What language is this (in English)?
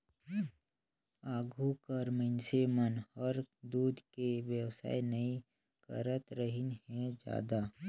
Chhattisgarhi